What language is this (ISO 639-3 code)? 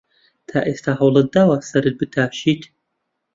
ckb